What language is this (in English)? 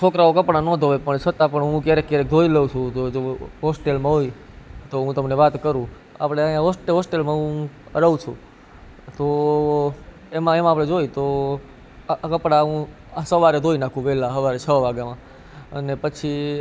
Gujarati